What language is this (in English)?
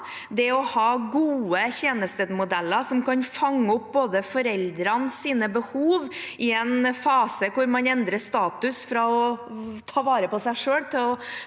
Norwegian